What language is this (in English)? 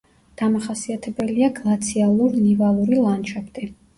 Georgian